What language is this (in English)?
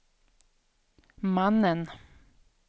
Swedish